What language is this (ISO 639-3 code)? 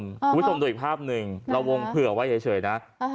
tha